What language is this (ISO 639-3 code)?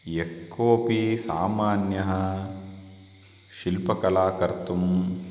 san